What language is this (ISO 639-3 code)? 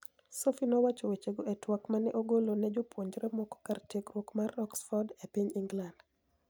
luo